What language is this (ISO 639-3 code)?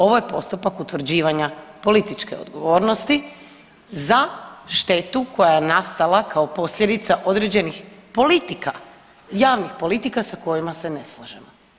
hrv